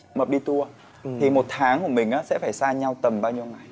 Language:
Vietnamese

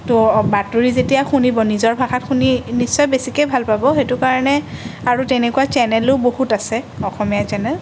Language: Assamese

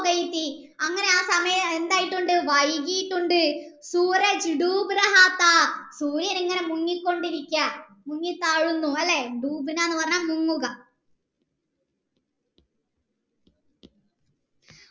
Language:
Malayalam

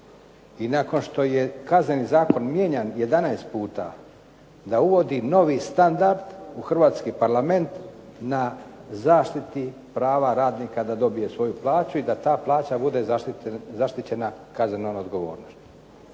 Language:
Croatian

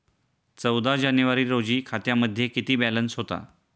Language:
Marathi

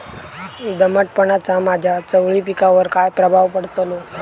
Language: Marathi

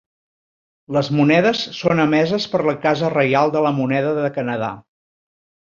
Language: Catalan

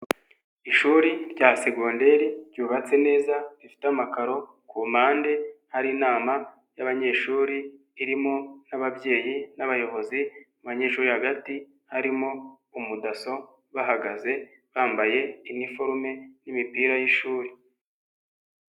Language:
Kinyarwanda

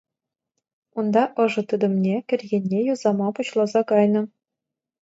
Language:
Chuvash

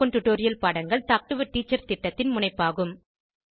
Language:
Tamil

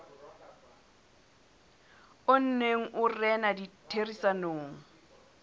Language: Southern Sotho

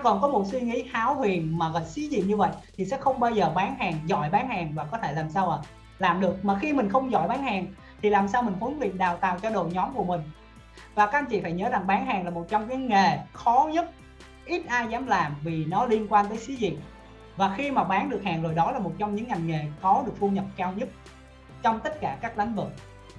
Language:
Vietnamese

